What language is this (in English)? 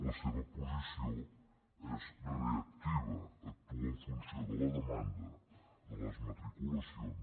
Catalan